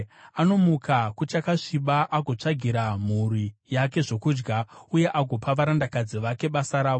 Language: Shona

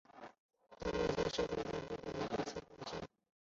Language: Chinese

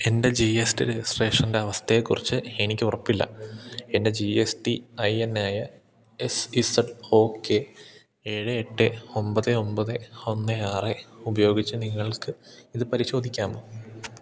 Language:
Malayalam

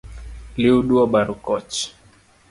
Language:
Luo (Kenya and Tanzania)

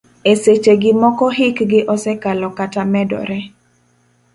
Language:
Luo (Kenya and Tanzania)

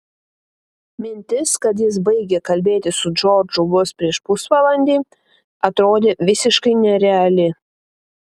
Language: Lithuanian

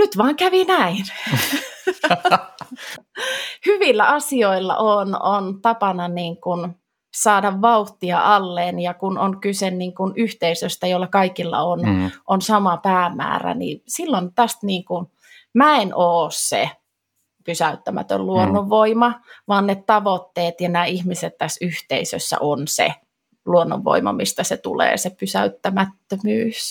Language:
Finnish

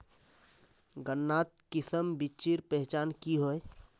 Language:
Magahi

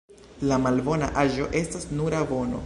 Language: Esperanto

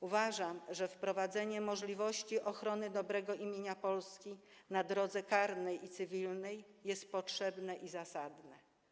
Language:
Polish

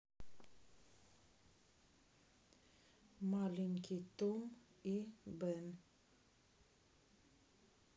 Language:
Russian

